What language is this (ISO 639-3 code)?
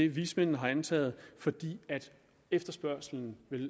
dan